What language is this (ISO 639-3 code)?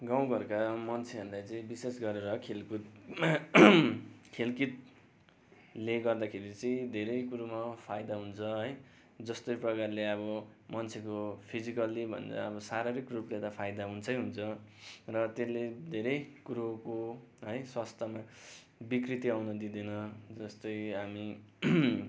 nep